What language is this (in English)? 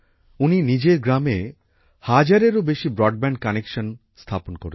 Bangla